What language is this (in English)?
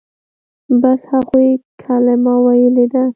Pashto